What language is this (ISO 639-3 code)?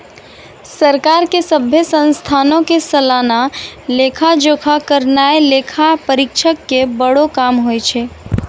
mai